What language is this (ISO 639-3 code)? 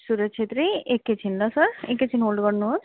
nep